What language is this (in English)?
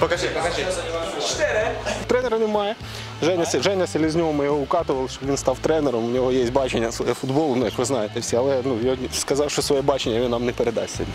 Ukrainian